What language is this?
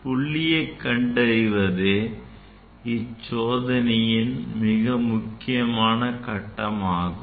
Tamil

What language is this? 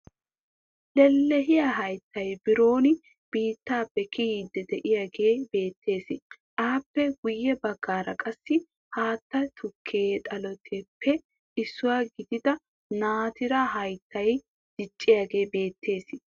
Wolaytta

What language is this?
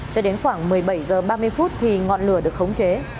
Vietnamese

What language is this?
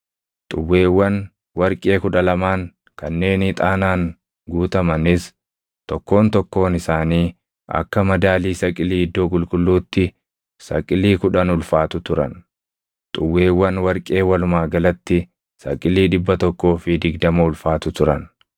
Oromo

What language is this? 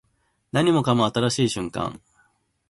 Japanese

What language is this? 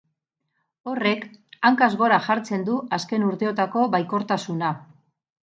Basque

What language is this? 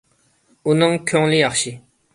Uyghur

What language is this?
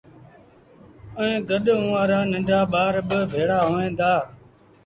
Sindhi Bhil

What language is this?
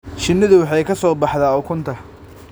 Somali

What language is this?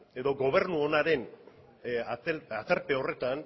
Basque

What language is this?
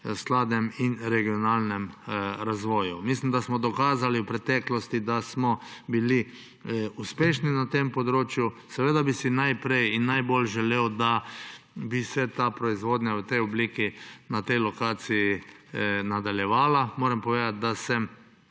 Slovenian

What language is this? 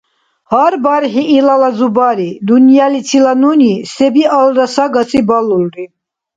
Dargwa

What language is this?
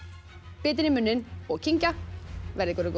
Icelandic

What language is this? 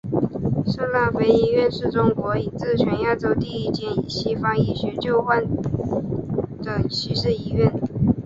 Chinese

